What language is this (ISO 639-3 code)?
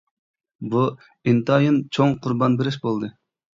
uig